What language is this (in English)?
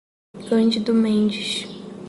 Portuguese